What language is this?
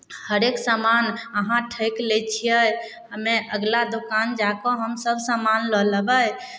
Maithili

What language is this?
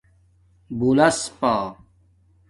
Domaaki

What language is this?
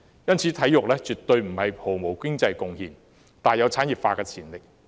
Cantonese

